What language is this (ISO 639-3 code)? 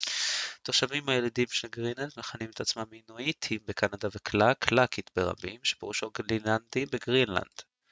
heb